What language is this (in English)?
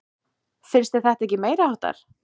Icelandic